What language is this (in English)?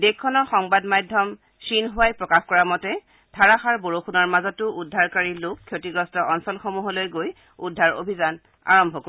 Assamese